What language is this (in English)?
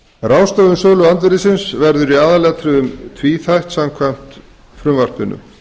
Icelandic